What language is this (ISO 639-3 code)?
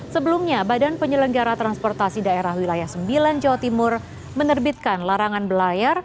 ind